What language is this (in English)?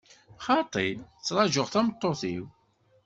Kabyle